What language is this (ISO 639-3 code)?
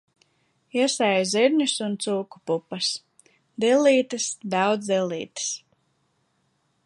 lav